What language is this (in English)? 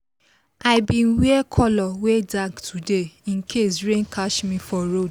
Nigerian Pidgin